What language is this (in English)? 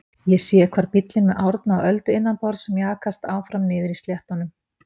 Icelandic